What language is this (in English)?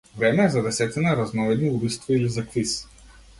Macedonian